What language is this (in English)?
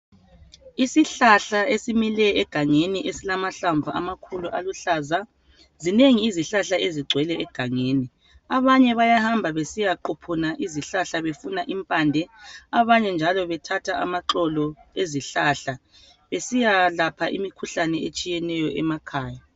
North Ndebele